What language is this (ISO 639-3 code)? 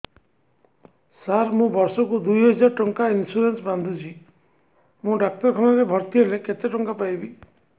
ori